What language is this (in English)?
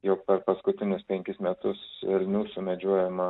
Lithuanian